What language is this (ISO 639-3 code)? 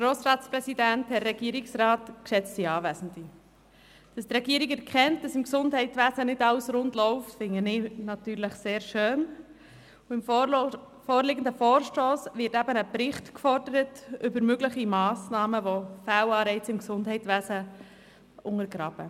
gsw